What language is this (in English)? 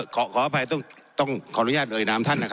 Thai